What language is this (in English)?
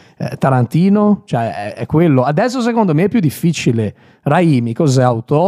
Italian